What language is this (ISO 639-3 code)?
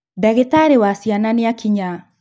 kik